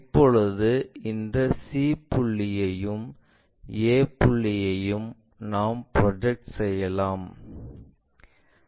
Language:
Tamil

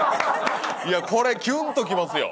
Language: Japanese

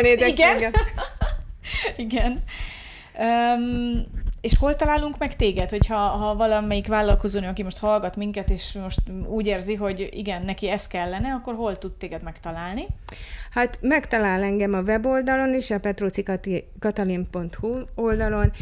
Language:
Hungarian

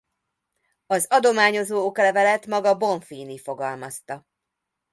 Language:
Hungarian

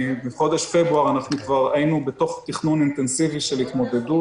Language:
Hebrew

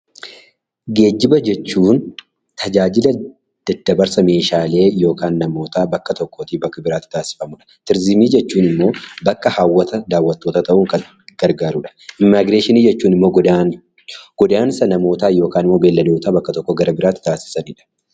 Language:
Oromo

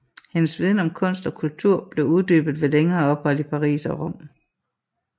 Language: Danish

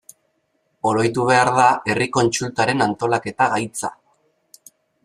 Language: Basque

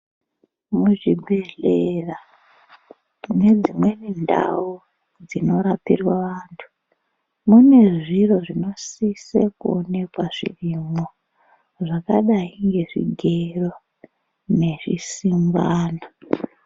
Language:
Ndau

